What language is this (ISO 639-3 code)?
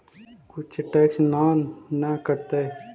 mag